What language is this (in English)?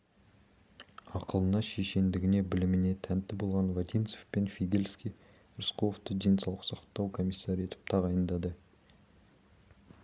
Kazakh